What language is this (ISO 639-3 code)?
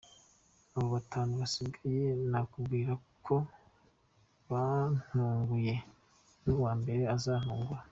kin